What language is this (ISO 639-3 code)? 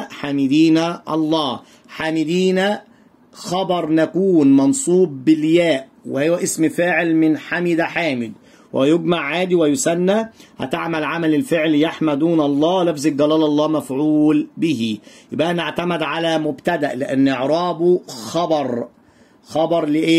ara